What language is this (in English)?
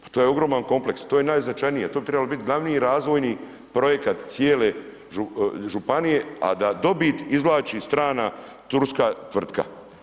Croatian